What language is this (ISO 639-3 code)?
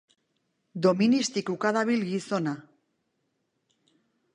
eus